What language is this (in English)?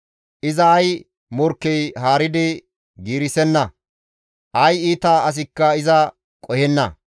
Gamo